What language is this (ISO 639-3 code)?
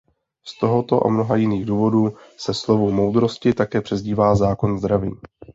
ces